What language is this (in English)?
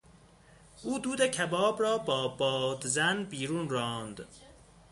Persian